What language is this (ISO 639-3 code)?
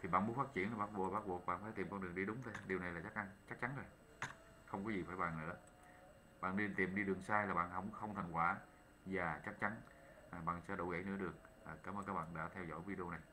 vie